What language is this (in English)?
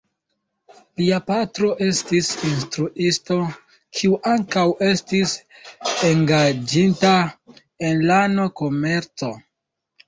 Esperanto